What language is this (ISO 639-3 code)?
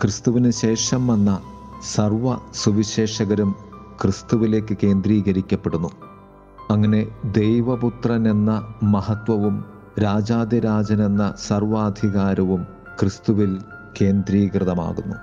mal